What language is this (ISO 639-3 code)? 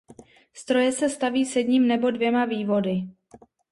ces